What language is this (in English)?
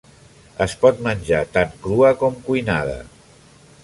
Catalan